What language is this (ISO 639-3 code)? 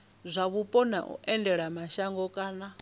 ven